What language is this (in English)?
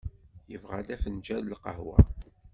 Kabyle